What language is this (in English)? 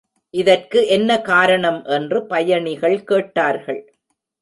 Tamil